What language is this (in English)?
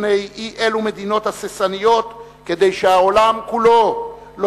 Hebrew